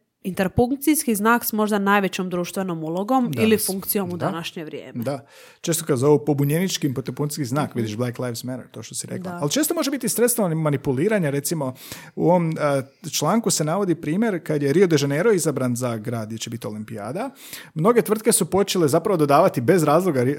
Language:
Croatian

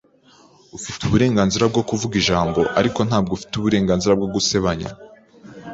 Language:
Kinyarwanda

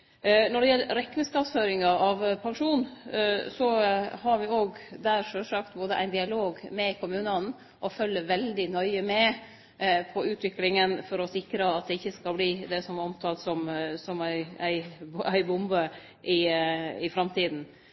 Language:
Norwegian Nynorsk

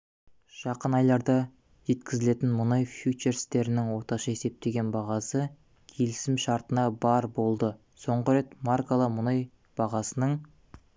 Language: Kazakh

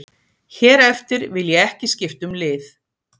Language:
Icelandic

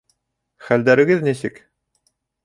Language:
Bashkir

